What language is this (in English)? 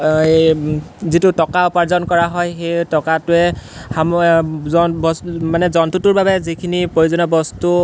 Assamese